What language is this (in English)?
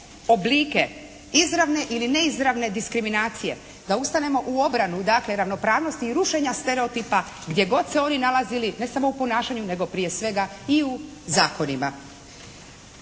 Croatian